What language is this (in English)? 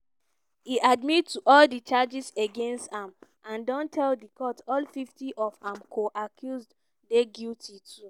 Nigerian Pidgin